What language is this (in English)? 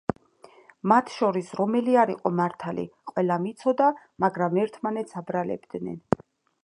Georgian